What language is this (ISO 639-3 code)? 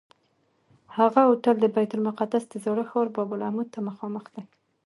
pus